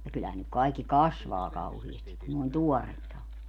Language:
Finnish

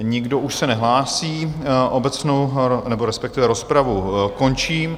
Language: Czech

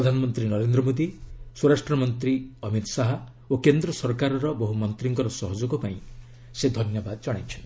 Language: Odia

